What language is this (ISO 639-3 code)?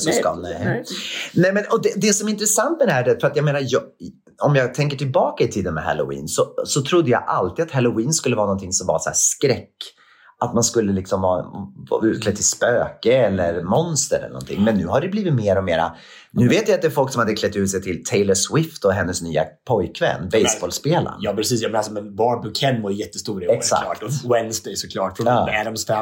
swe